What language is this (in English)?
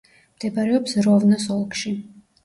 Georgian